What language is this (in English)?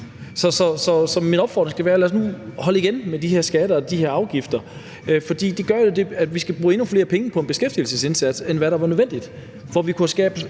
Danish